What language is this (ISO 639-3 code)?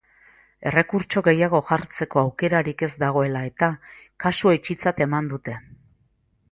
eus